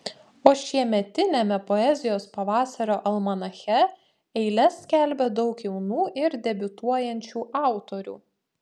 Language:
Lithuanian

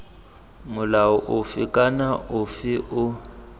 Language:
Tswana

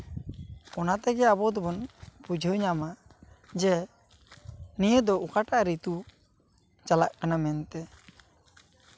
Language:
Santali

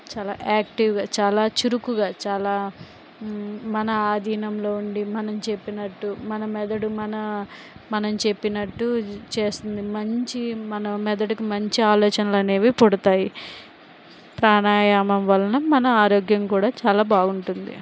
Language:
Telugu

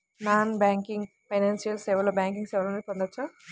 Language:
Telugu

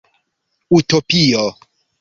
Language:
Esperanto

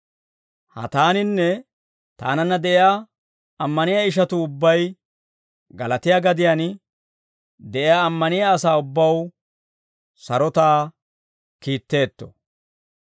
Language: Dawro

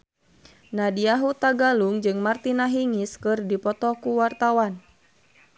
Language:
Sundanese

